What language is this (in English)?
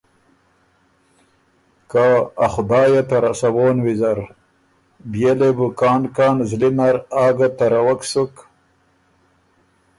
Ormuri